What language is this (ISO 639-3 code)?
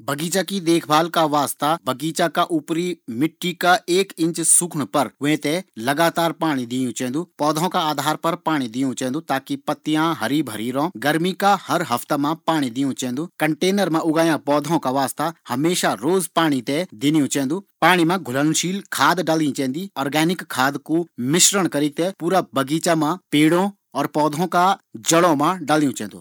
gbm